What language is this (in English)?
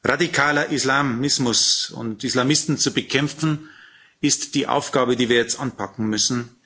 German